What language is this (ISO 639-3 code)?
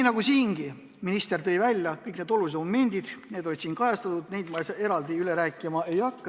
est